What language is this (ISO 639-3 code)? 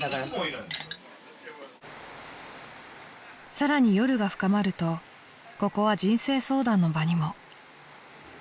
jpn